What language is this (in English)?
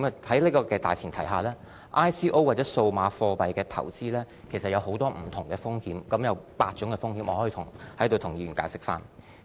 Cantonese